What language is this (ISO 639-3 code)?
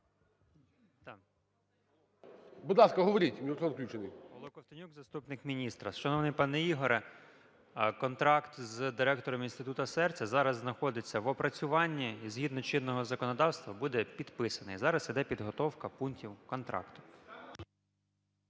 ukr